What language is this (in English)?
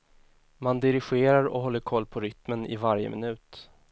Swedish